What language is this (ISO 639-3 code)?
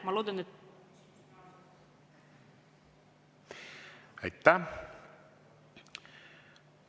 est